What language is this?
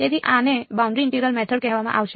Gujarati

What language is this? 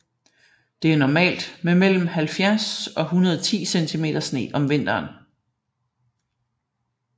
Danish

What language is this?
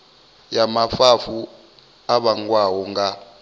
Venda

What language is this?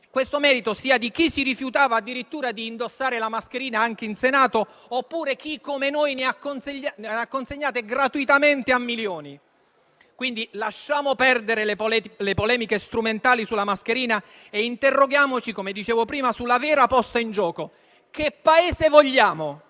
Italian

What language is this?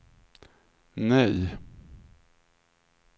Swedish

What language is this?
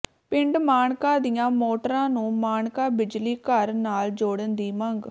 Punjabi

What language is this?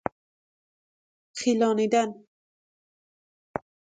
Persian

